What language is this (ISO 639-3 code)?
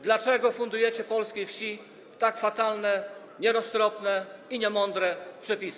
pol